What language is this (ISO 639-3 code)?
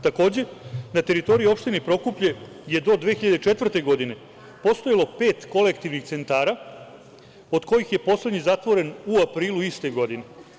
srp